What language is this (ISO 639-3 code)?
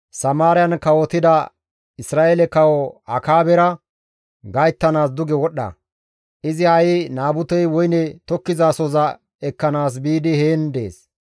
gmv